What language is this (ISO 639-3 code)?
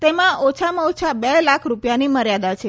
guj